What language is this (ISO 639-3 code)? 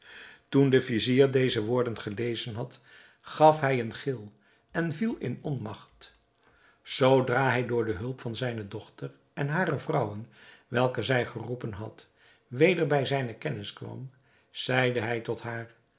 nld